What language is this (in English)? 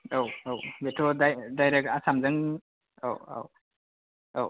Bodo